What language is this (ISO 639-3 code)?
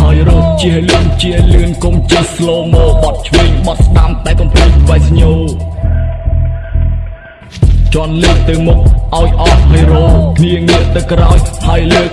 vie